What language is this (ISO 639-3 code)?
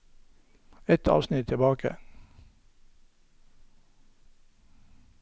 nor